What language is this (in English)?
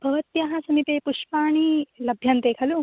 Sanskrit